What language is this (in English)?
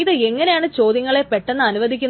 Malayalam